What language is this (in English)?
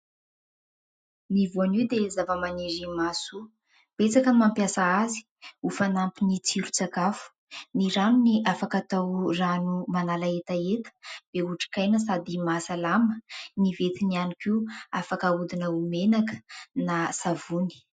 Malagasy